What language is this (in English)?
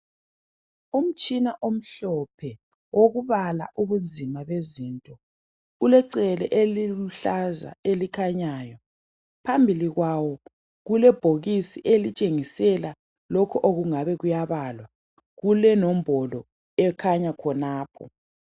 North Ndebele